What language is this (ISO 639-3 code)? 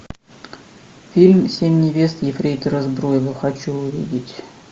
rus